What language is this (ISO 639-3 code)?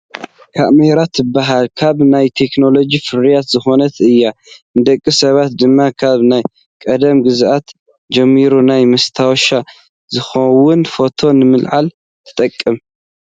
tir